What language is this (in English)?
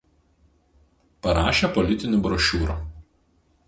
Lithuanian